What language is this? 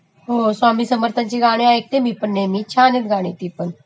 Marathi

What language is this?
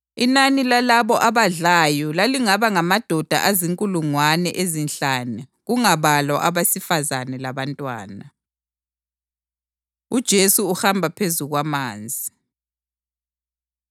North Ndebele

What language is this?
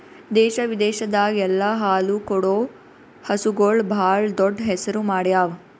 Kannada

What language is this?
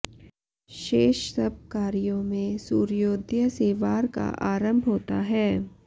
Sanskrit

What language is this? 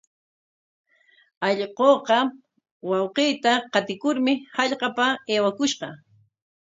Corongo Ancash Quechua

